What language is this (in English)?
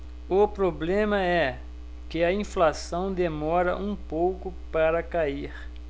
Portuguese